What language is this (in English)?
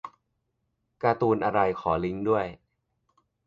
Thai